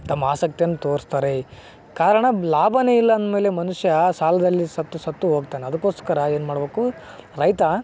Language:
Kannada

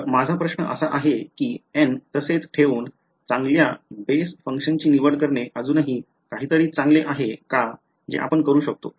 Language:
Marathi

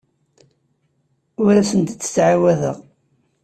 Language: Kabyle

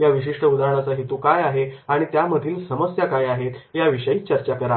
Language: Marathi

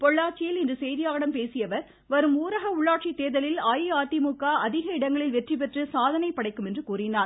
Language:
Tamil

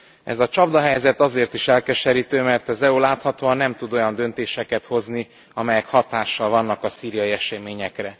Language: Hungarian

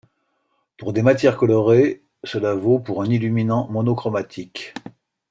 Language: French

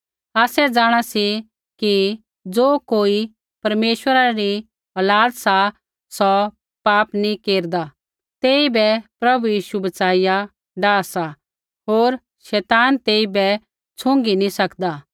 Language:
Kullu Pahari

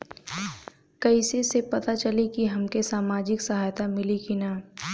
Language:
Bhojpuri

